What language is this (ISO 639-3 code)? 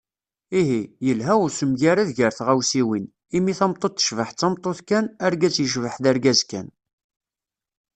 kab